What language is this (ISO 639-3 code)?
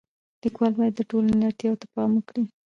pus